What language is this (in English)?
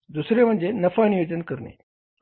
Marathi